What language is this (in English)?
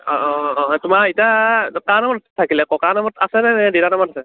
Assamese